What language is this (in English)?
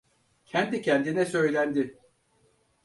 Turkish